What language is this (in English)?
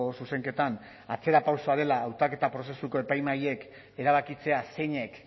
Basque